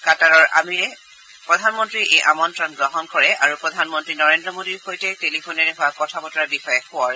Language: Assamese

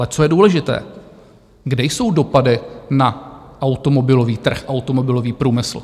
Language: Czech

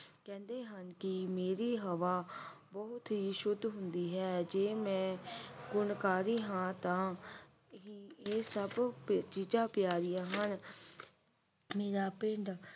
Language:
Punjabi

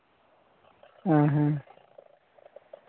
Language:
Santali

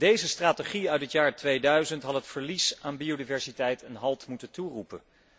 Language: Dutch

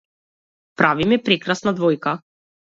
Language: Macedonian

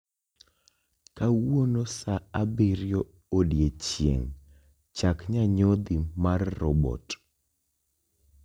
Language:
Luo (Kenya and Tanzania)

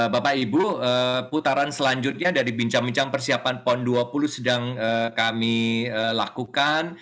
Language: Indonesian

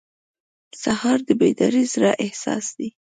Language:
Pashto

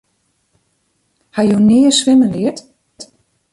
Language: Western Frisian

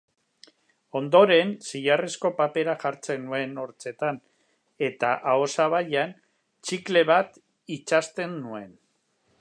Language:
Basque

